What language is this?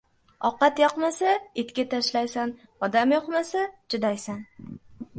Uzbek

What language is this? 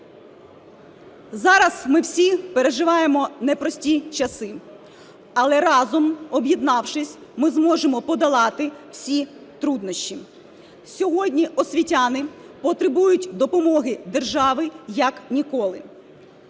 Ukrainian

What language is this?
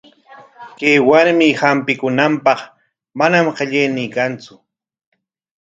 Corongo Ancash Quechua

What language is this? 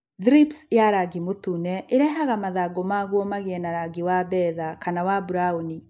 Kikuyu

